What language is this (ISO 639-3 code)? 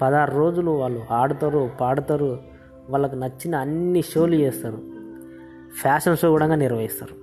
tel